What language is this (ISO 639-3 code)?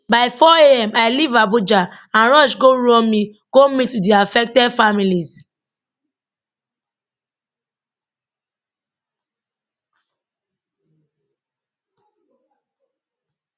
pcm